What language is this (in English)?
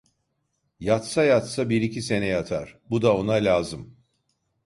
Turkish